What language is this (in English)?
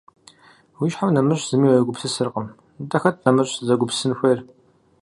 Kabardian